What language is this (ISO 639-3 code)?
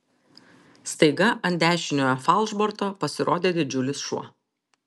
lit